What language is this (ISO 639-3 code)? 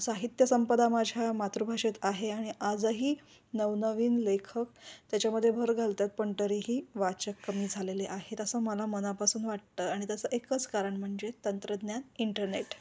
mar